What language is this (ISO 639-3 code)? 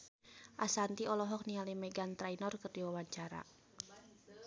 sun